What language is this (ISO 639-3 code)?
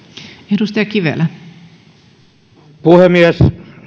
fin